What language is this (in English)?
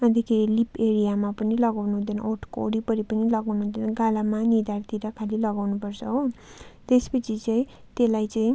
Nepali